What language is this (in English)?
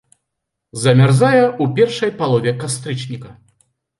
Belarusian